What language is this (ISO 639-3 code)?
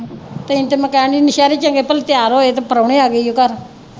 pan